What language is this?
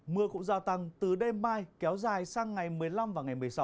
Vietnamese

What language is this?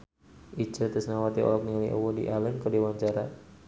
Sundanese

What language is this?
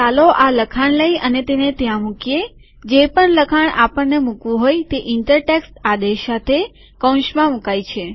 Gujarati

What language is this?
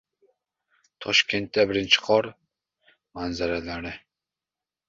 Uzbek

